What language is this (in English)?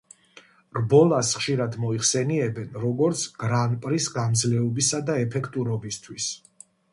Georgian